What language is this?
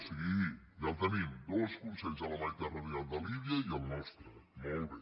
Catalan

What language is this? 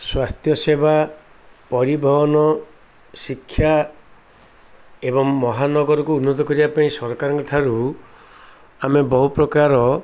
Odia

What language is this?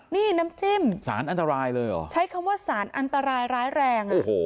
Thai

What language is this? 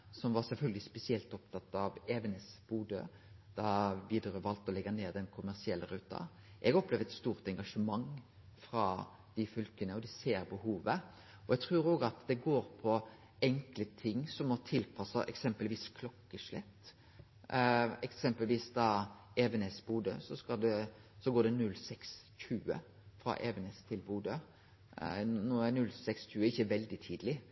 Norwegian Nynorsk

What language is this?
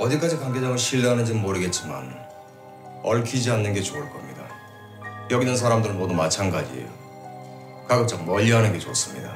Korean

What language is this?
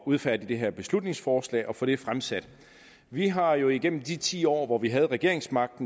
Danish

